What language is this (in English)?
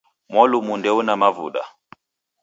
Taita